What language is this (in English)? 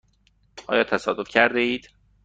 Persian